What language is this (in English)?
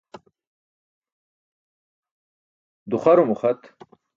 Burushaski